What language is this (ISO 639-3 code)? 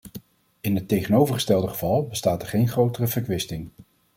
nld